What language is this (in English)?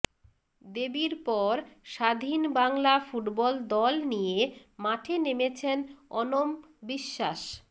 Bangla